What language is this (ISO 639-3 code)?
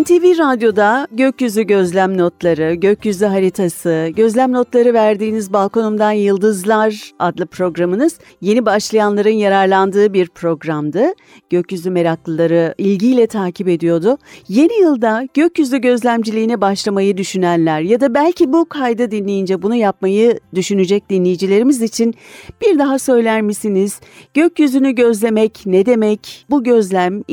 tur